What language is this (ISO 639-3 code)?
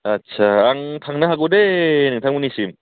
brx